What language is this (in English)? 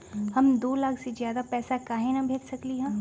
Magahi